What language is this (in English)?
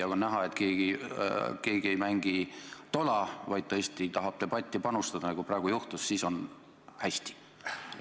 Estonian